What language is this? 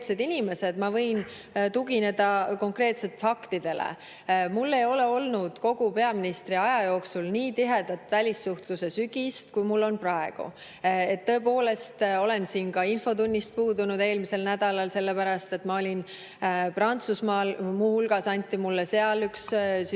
Estonian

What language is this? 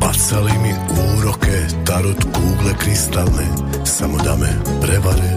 Croatian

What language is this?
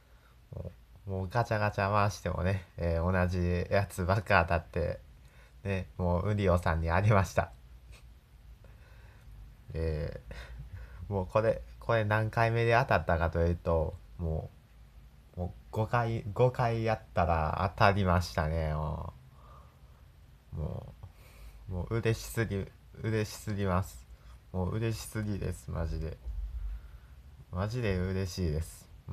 Japanese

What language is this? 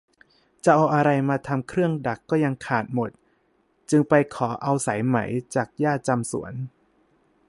Thai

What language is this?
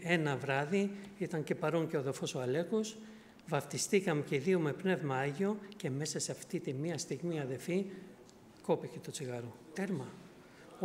Greek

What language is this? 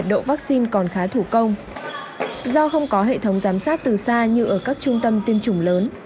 Vietnamese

